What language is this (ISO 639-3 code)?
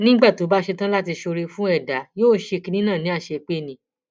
yor